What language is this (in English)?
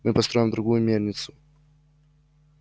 Russian